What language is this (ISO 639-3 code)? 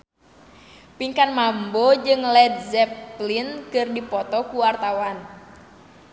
sun